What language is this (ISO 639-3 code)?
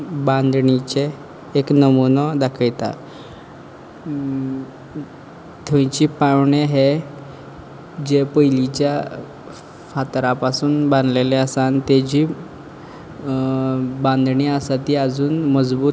kok